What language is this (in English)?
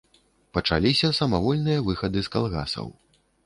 Belarusian